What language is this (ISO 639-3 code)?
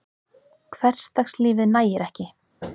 isl